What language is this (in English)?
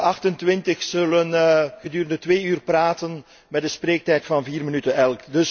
Dutch